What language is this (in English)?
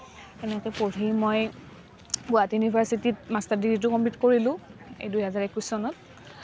Assamese